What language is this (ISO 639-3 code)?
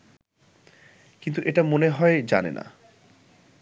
ben